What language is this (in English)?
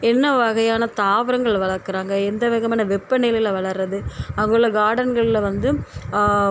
Tamil